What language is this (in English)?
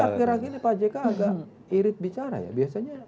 Indonesian